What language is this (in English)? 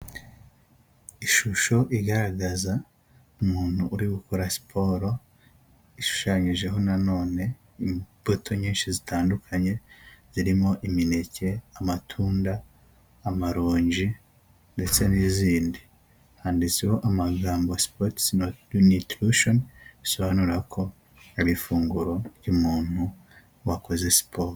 Kinyarwanda